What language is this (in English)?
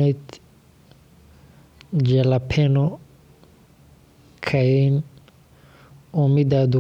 Somali